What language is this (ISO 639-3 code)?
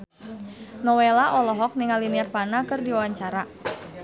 sun